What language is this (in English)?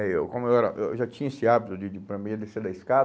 Portuguese